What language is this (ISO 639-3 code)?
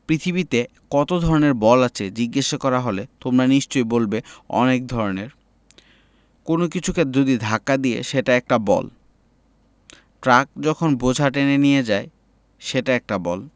ben